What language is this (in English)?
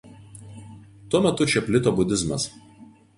Lithuanian